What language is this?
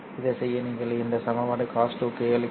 Tamil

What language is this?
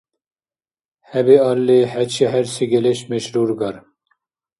Dargwa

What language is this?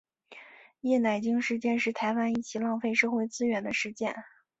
Chinese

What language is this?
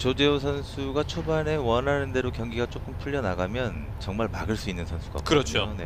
Korean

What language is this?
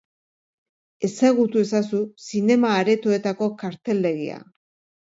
Basque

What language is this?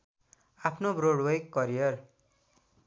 Nepali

